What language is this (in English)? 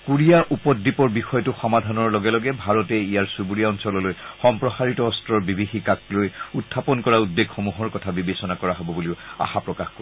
Assamese